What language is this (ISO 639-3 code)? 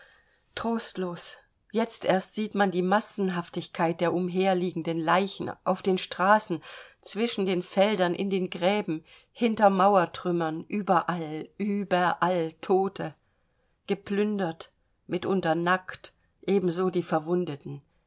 deu